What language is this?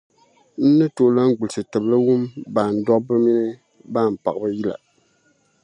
Dagbani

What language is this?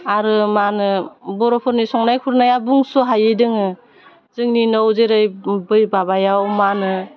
Bodo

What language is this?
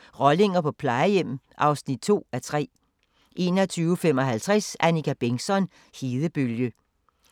Danish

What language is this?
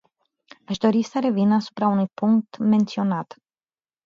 Romanian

